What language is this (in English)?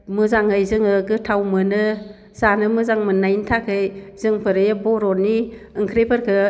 Bodo